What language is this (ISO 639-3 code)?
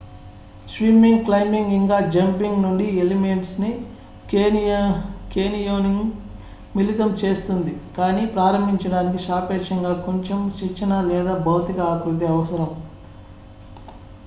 tel